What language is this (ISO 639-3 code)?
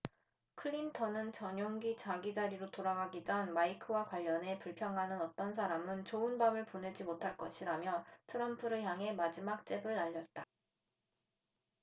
kor